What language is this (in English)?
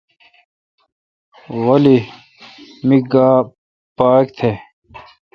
Kalkoti